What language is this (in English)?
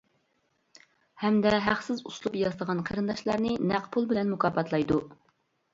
Uyghur